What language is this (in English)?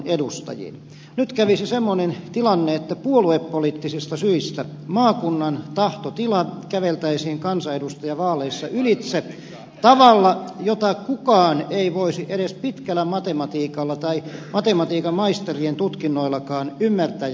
Finnish